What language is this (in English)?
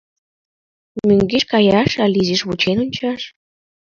Mari